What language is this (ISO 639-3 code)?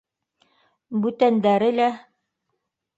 bak